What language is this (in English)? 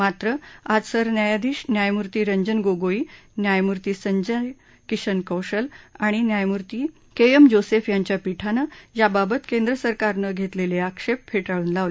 Marathi